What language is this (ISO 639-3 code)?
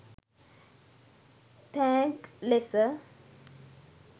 sin